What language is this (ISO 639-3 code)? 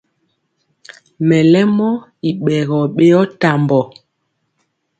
mcx